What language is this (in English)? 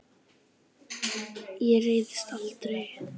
Icelandic